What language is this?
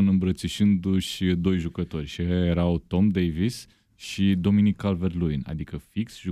Romanian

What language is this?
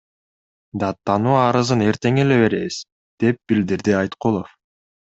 Kyrgyz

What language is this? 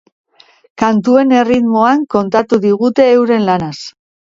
Basque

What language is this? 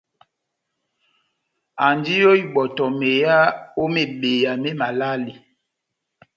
Batanga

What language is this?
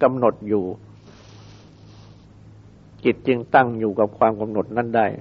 Thai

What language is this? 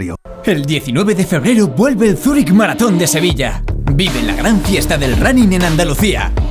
Spanish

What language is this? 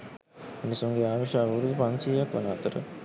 Sinhala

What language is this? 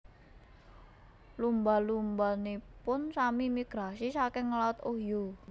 Javanese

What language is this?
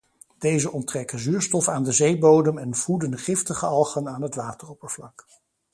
Dutch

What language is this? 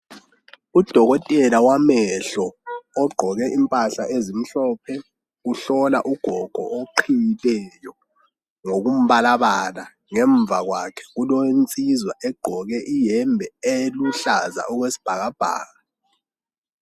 North Ndebele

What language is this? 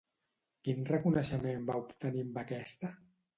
Catalan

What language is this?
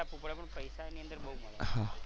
Gujarati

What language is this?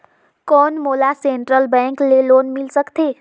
Chhattisgarhi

